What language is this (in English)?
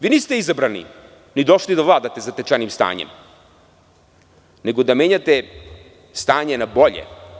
Serbian